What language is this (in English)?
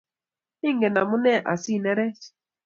Kalenjin